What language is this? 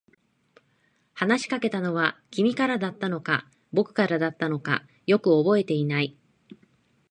Japanese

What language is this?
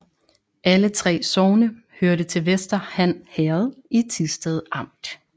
Danish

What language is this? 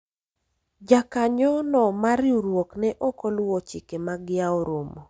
Luo (Kenya and Tanzania)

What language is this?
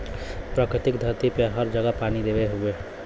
Bhojpuri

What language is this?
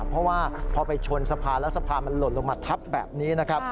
Thai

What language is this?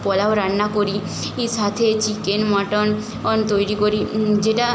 Bangla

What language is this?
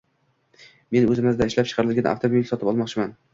Uzbek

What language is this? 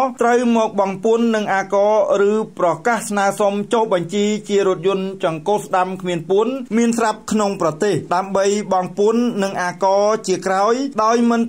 Thai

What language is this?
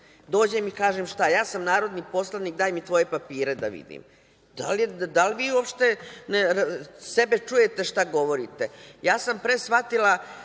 Serbian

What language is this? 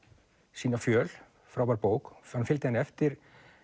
Icelandic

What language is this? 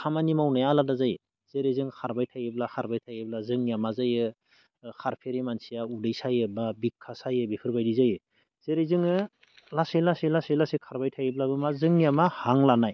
Bodo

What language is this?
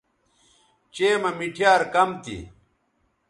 Bateri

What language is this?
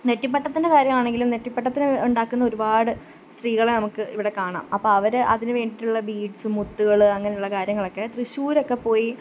Malayalam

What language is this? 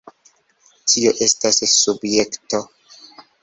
Esperanto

